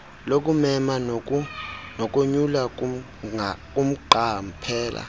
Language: Xhosa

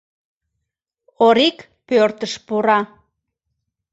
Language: Mari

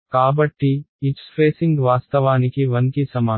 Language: Telugu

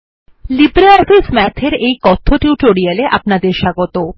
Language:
Bangla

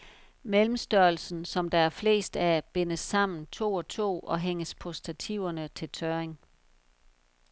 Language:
Danish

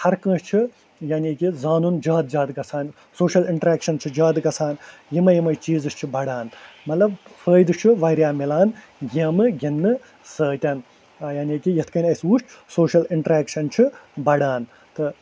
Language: Kashmiri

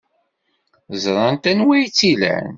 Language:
Kabyle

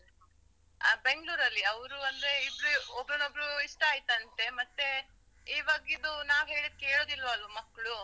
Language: Kannada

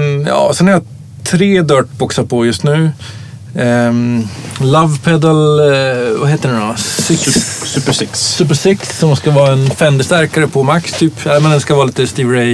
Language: Swedish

